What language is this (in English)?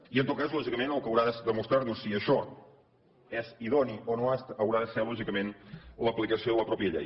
Catalan